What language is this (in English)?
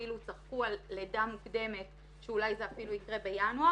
Hebrew